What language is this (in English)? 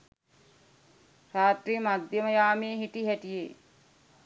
Sinhala